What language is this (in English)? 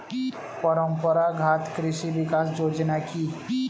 Bangla